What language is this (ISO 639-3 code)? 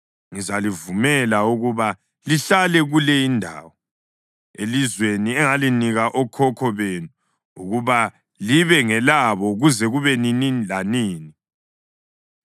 nde